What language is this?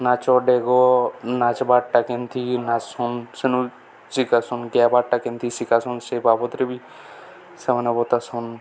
Odia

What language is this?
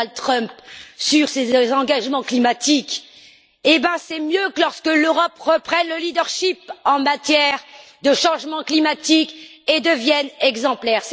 French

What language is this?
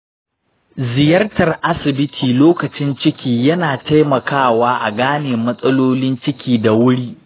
Hausa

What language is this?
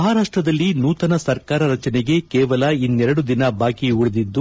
Kannada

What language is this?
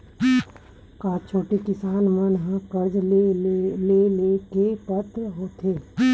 Chhattisgarhi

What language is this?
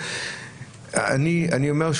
Hebrew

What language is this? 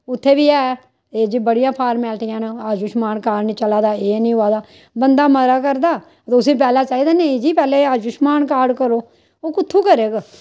Dogri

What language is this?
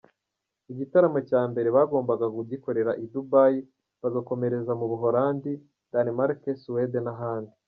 Kinyarwanda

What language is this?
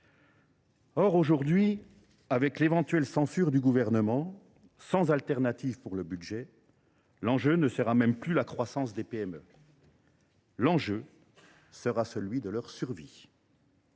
French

